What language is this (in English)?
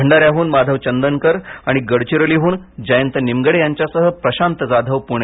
Marathi